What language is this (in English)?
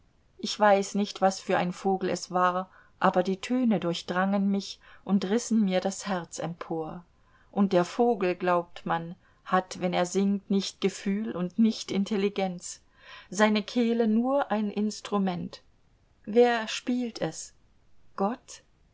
German